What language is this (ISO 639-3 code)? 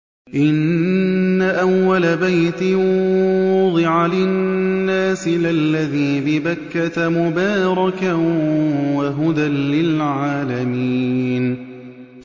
ara